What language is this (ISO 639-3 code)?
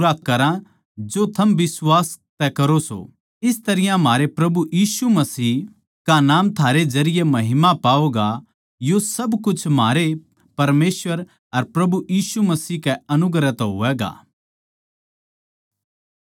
bgc